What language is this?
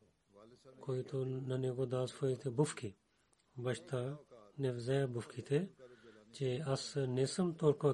Bulgarian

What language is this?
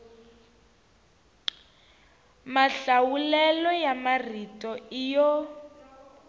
Tsonga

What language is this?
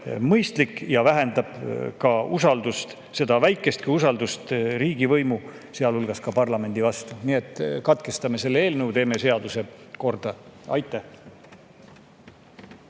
Estonian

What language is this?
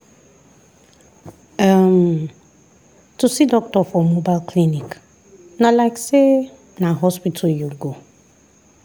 Nigerian Pidgin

